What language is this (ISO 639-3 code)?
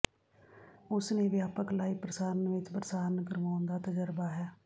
pan